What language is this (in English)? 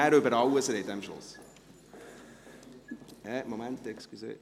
Swiss German